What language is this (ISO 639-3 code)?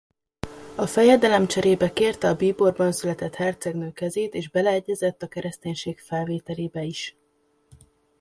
hun